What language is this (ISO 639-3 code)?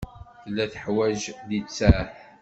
kab